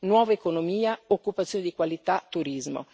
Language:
Italian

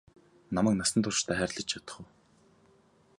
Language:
Mongolian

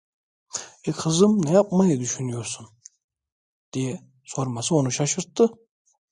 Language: Turkish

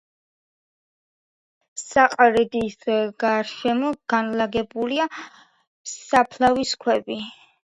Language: Georgian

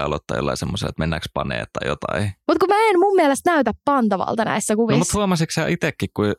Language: Finnish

